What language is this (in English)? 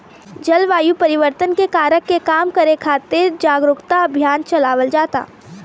Bhojpuri